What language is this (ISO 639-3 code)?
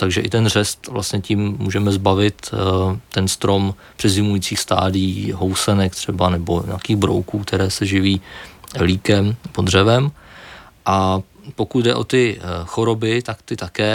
ces